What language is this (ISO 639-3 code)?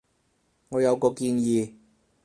yue